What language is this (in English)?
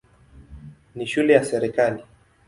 Swahili